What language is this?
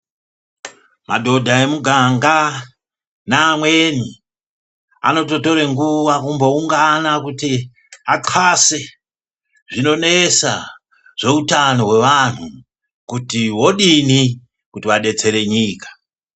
Ndau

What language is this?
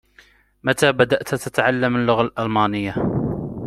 Arabic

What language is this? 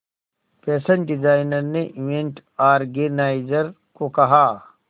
Hindi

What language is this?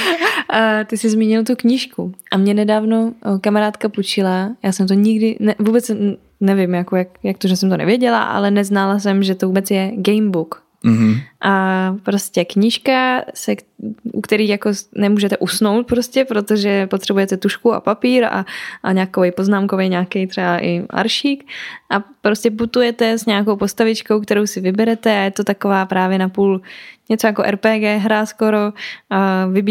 Czech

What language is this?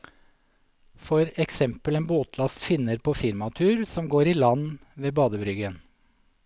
Norwegian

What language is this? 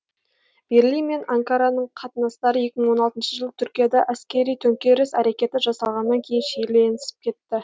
Kazakh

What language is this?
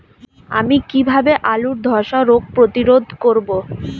Bangla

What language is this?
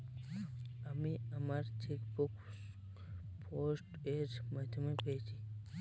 Bangla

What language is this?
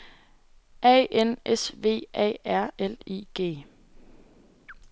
Danish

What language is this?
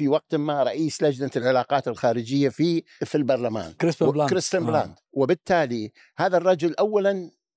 Arabic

